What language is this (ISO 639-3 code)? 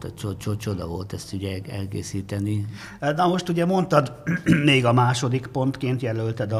hun